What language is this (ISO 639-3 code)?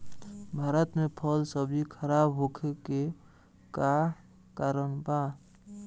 bho